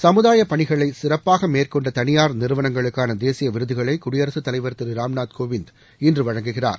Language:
Tamil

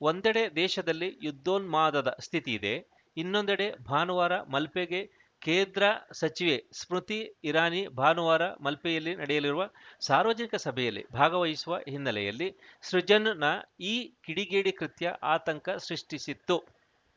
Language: Kannada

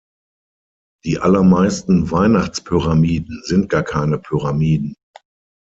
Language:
German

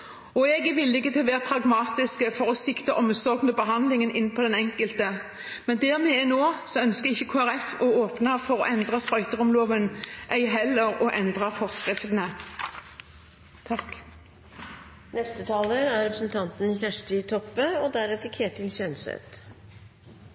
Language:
Norwegian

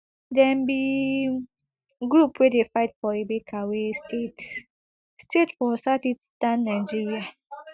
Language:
Nigerian Pidgin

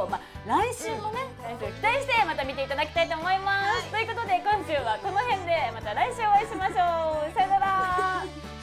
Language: Japanese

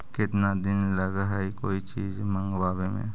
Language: Magahi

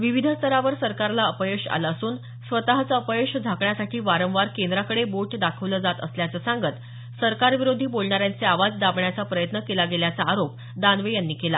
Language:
Marathi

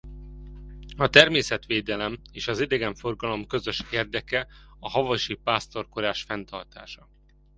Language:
Hungarian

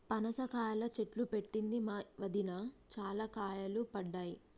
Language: Telugu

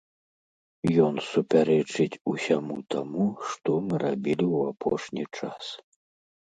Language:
Belarusian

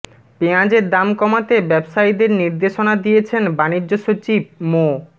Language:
Bangla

